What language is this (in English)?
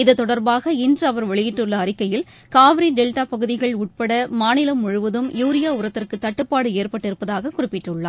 Tamil